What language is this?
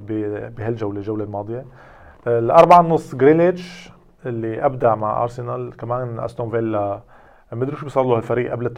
Arabic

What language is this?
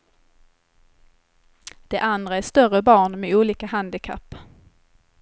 Swedish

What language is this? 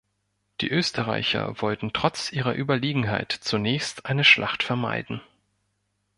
German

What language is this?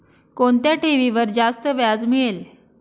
Marathi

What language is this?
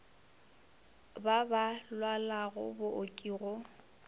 Northern Sotho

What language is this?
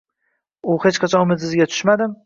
Uzbek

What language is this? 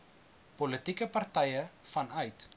Afrikaans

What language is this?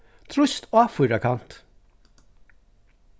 Faroese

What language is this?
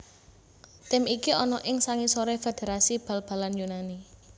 Javanese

